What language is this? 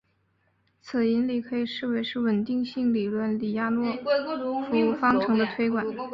Chinese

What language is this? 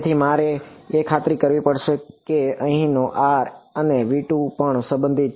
Gujarati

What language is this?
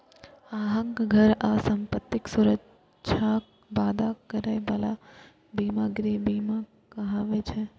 Maithili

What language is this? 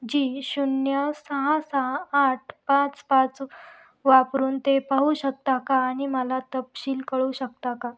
Marathi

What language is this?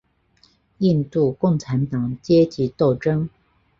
Chinese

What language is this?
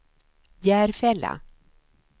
Swedish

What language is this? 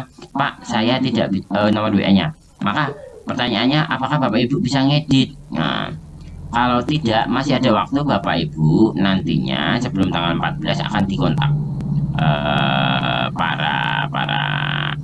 Indonesian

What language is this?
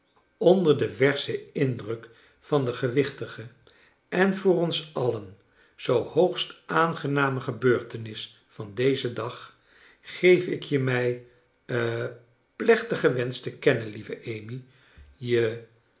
Dutch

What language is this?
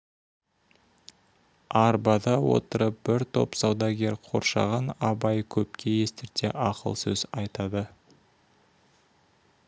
Kazakh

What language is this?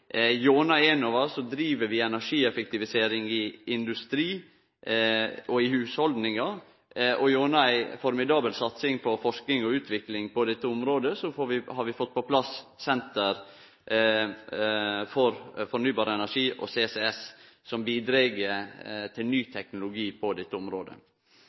Norwegian Nynorsk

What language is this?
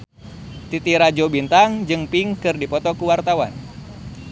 Sundanese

